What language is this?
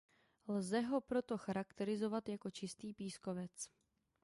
Czech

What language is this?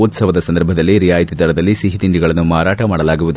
Kannada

